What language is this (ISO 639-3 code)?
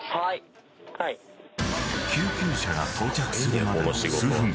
jpn